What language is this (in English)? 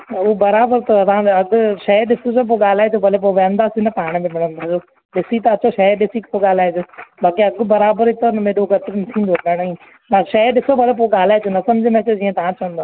Sindhi